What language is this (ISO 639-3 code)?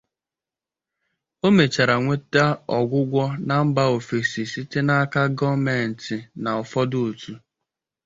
ibo